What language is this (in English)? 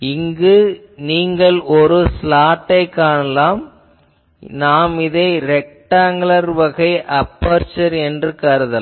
Tamil